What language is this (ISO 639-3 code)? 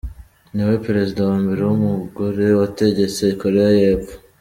kin